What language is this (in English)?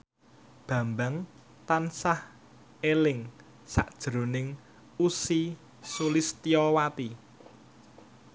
Javanese